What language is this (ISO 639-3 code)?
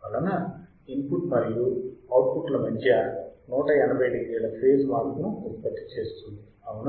tel